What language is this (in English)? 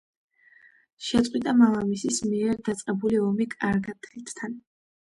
Georgian